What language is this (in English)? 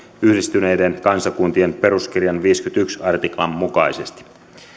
Finnish